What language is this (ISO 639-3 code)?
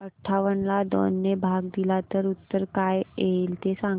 mar